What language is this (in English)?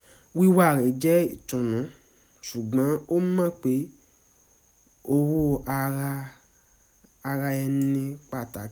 Yoruba